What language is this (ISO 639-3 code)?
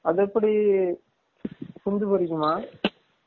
tam